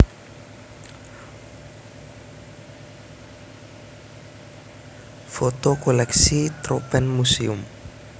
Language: Javanese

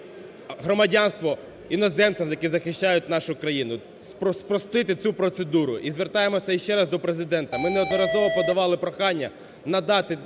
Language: Ukrainian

